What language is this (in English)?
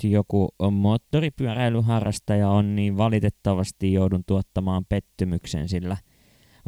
Finnish